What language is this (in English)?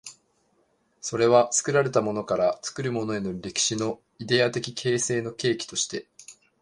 Japanese